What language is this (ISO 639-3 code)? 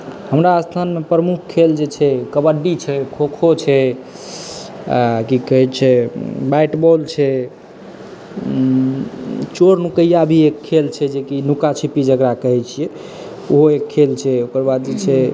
mai